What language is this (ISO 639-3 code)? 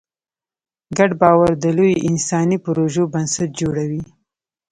pus